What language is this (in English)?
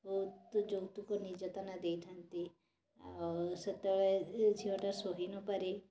Odia